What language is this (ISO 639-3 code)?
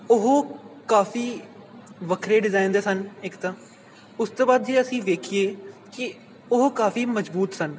pan